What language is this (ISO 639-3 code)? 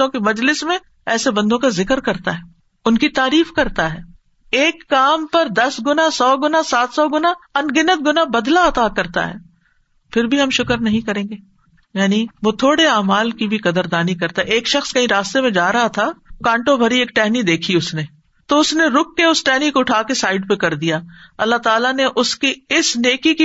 urd